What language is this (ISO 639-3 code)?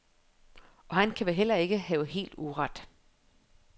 dan